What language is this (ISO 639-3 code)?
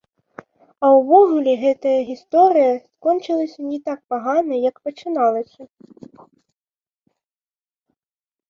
bel